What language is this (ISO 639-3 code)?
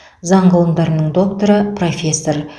kaz